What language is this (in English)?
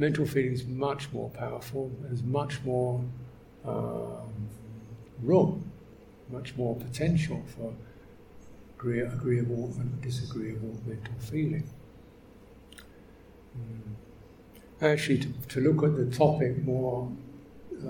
English